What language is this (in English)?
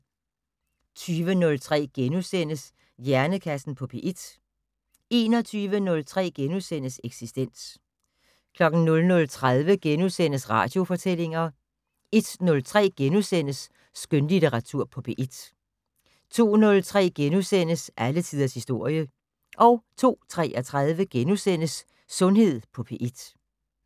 Danish